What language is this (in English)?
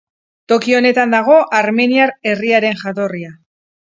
Basque